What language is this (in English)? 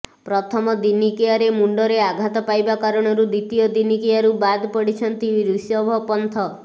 Odia